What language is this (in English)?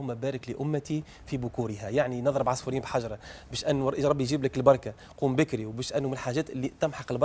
Arabic